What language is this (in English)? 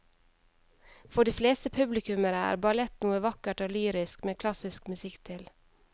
Norwegian